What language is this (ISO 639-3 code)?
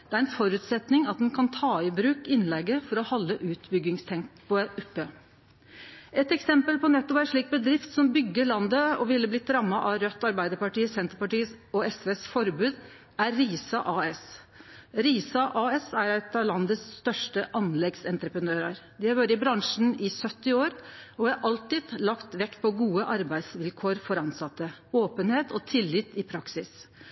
nno